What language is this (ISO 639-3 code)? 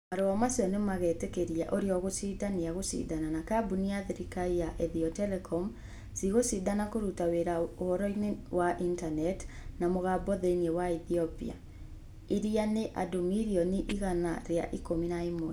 kik